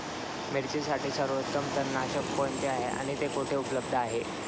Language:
Marathi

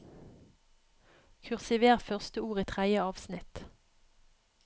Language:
Norwegian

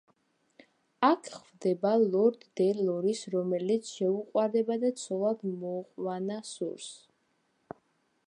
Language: Georgian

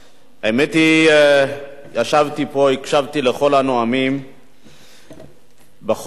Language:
Hebrew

